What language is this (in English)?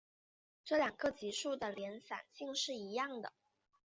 Chinese